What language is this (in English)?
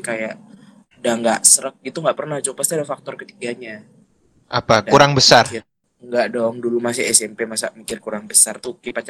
Indonesian